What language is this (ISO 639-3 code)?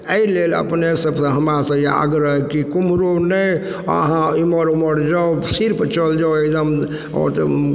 mai